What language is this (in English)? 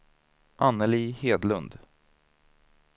Swedish